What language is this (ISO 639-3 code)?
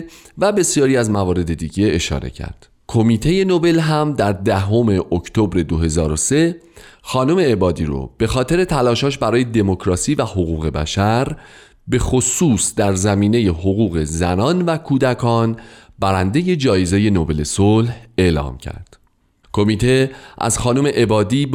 fas